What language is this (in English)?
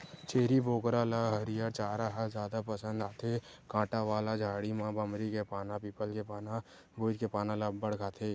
Chhattisgarhi